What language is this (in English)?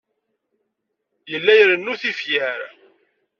Kabyle